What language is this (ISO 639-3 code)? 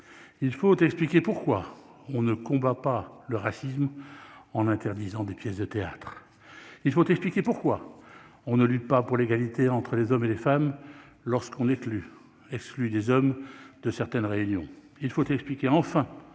fra